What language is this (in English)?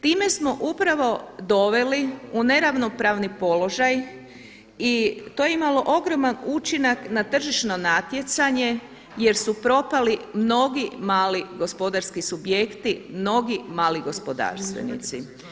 Croatian